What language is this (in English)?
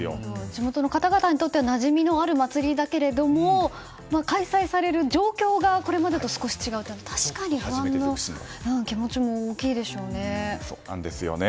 Japanese